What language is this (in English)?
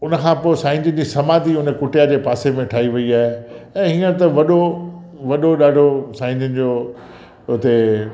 Sindhi